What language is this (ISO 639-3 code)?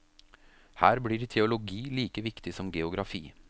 nor